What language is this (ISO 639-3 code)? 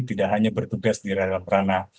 ind